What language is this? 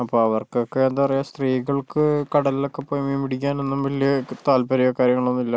Malayalam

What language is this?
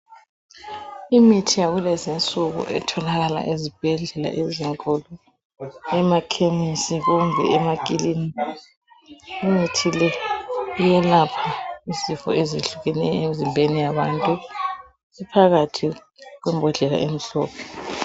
North Ndebele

